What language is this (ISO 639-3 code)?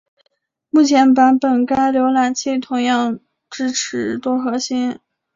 zho